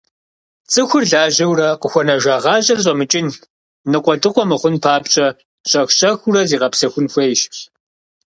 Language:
Kabardian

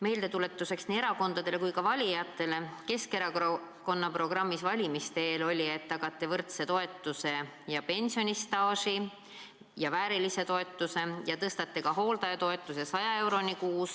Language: Estonian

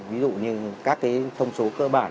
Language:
Vietnamese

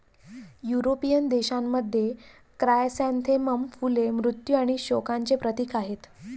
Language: Marathi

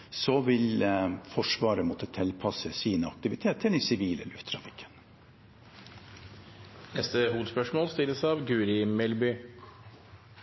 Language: Norwegian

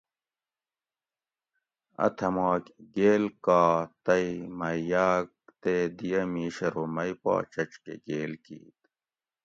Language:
Gawri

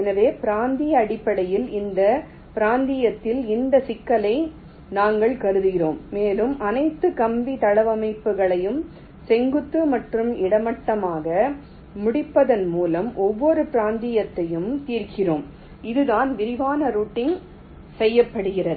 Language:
Tamil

